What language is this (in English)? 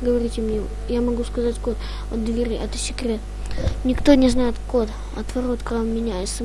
Russian